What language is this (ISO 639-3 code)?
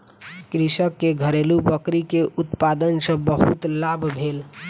mai